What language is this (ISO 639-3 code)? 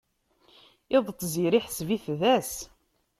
kab